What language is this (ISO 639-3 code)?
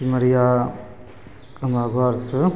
mai